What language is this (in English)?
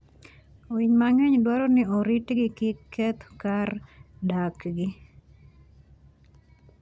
Luo (Kenya and Tanzania)